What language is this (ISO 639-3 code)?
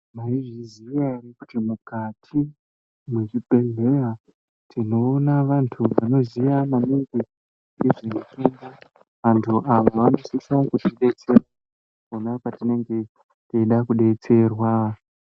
ndc